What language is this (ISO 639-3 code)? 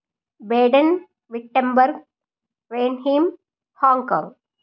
tel